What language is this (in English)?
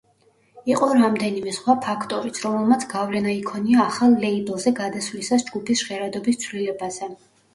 Georgian